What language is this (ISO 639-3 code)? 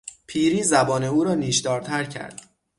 fas